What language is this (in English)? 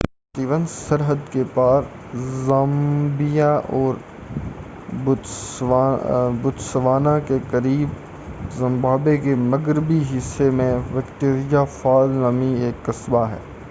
Urdu